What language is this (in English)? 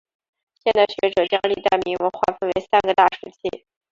Chinese